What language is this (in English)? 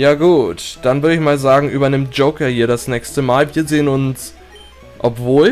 German